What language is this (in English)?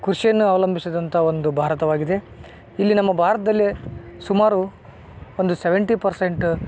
Kannada